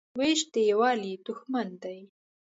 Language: Pashto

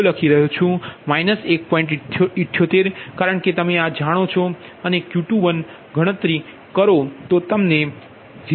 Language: Gujarati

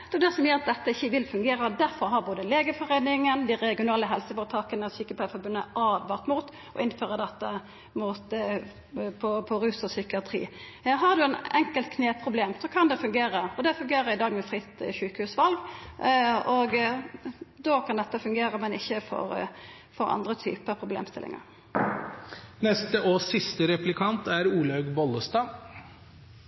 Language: Norwegian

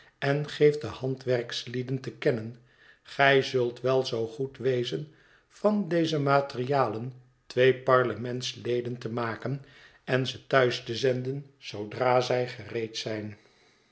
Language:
Dutch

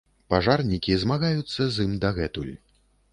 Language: Belarusian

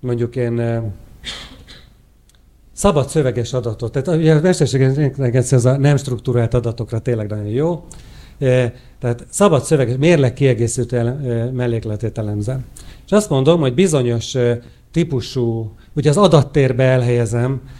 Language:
Hungarian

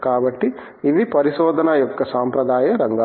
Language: Telugu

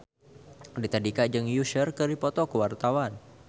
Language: Sundanese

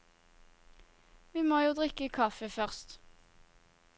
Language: Norwegian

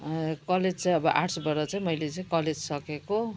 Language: Nepali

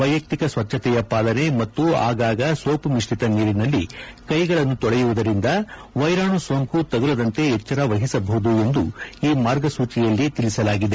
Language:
Kannada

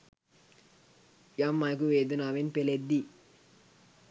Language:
Sinhala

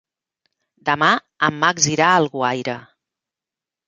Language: Catalan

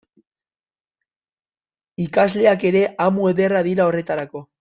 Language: Basque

